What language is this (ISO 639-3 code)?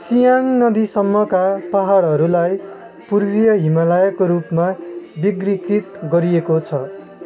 nep